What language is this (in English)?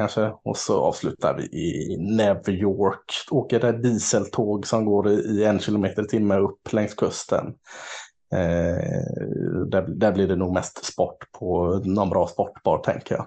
Swedish